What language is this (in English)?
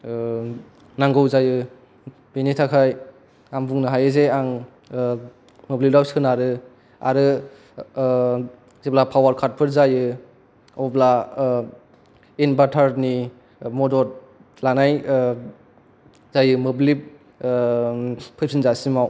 Bodo